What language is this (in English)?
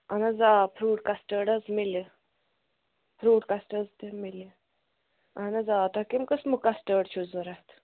Kashmiri